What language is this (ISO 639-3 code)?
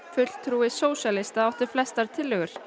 isl